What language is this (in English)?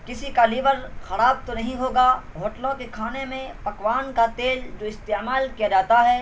Urdu